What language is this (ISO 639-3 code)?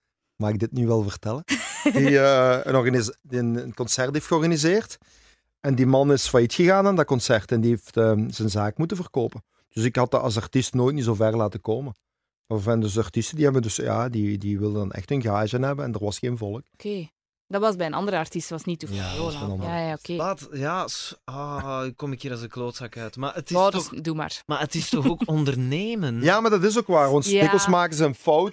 nld